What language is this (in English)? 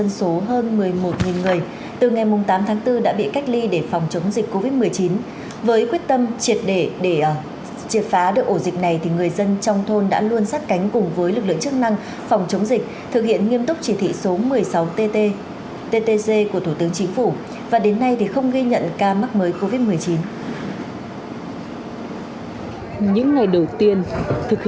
Vietnamese